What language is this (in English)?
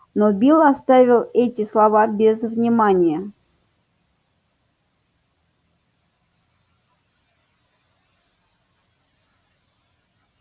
Russian